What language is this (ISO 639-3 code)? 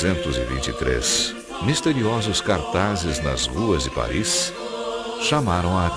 por